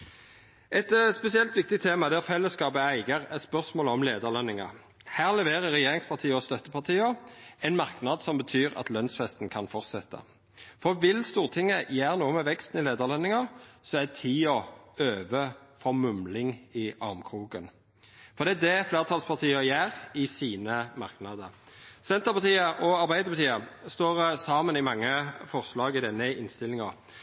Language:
Norwegian Nynorsk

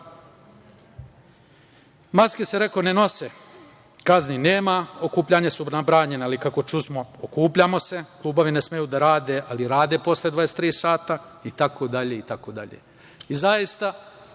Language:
Serbian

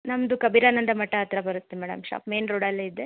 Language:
Kannada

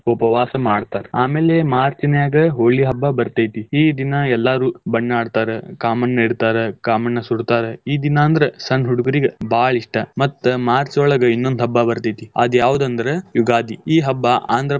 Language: Kannada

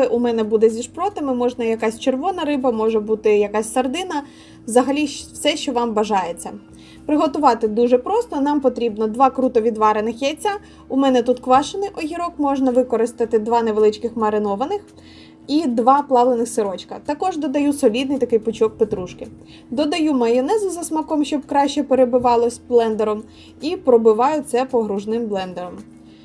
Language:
Ukrainian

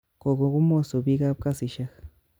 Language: Kalenjin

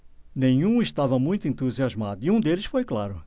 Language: Portuguese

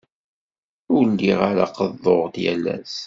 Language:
Kabyle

